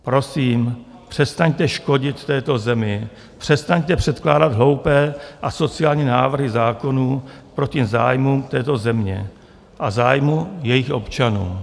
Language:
Czech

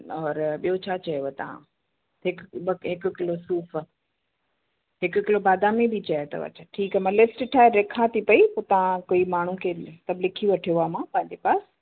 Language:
Sindhi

